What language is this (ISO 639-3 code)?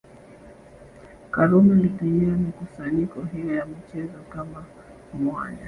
swa